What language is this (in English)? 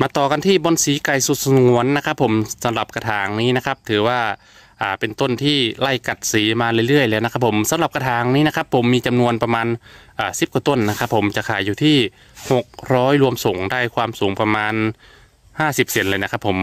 Thai